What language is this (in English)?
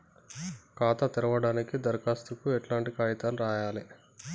Telugu